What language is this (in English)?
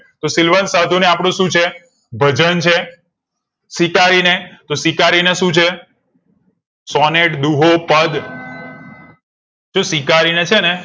Gujarati